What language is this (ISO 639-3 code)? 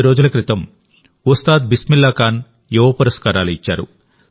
tel